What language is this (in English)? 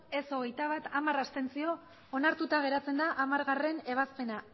Basque